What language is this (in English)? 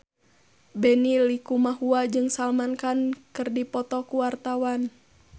Sundanese